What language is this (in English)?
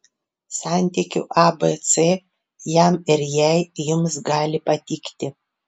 Lithuanian